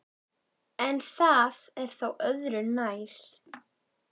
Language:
Icelandic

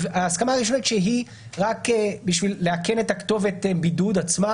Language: Hebrew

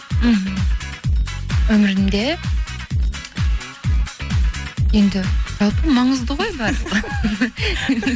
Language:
Kazakh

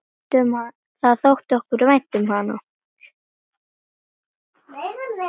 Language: Icelandic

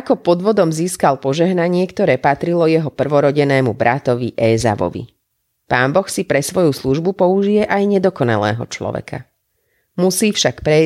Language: Slovak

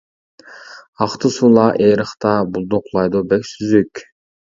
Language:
Uyghur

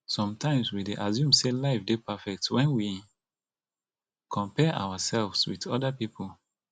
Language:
Nigerian Pidgin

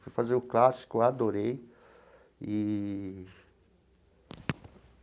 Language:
Portuguese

